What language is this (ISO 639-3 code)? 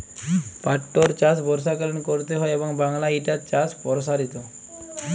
ben